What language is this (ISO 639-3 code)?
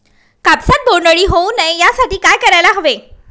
mar